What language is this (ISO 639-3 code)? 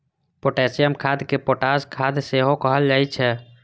mai